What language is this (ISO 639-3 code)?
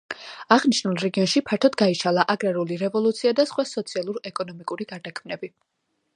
kat